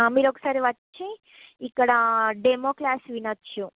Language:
Telugu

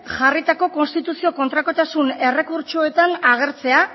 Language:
Basque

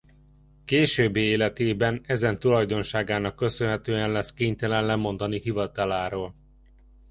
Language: Hungarian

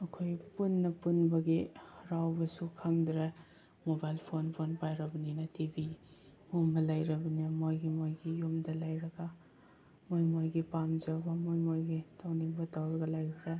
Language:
Manipuri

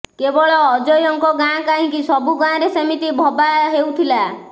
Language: Odia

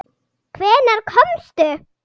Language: Icelandic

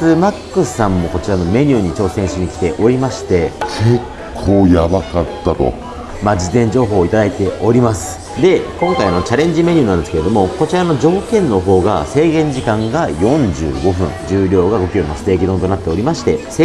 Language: Japanese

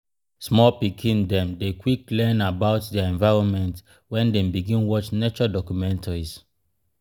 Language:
Nigerian Pidgin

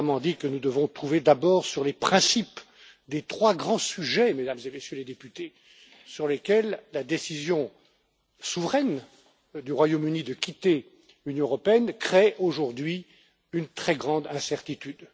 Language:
French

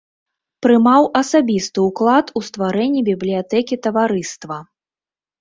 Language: Belarusian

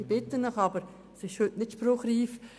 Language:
Swiss German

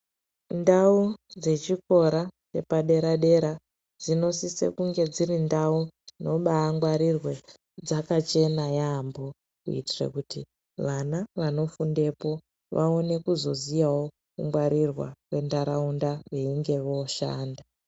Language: Ndau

